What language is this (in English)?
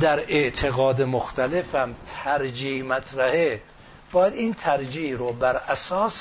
Persian